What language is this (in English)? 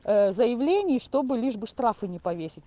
Russian